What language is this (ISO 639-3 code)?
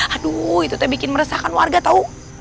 ind